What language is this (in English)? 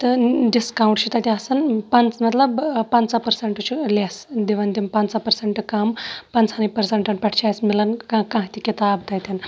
Kashmiri